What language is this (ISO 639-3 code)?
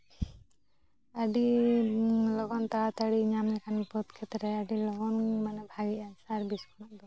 sat